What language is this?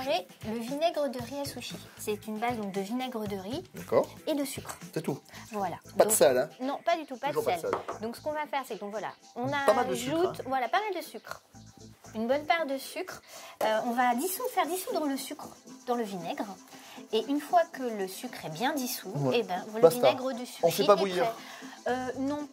French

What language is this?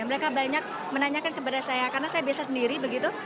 Indonesian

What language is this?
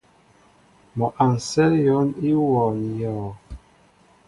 Mbo (Cameroon)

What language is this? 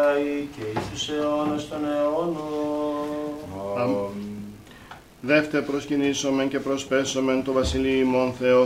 Greek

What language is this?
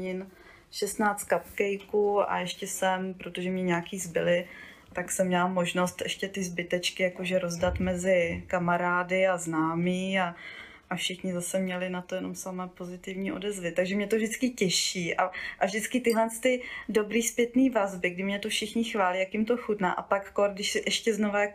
Czech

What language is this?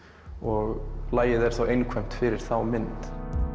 Icelandic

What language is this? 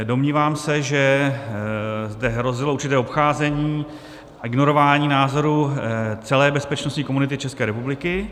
Czech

